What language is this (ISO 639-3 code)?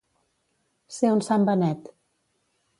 cat